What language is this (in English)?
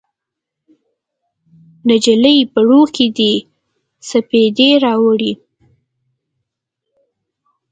Pashto